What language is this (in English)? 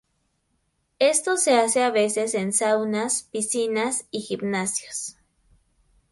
Spanish